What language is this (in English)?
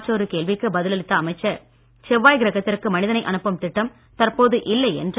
Tamil